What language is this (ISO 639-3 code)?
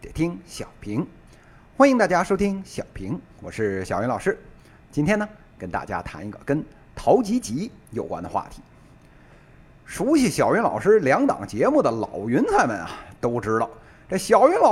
zho